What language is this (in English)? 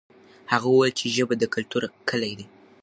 Pashto